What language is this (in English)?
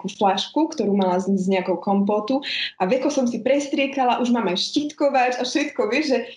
Slovak